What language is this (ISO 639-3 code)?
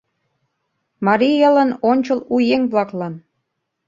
chm